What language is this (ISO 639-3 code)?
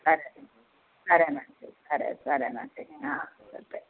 tel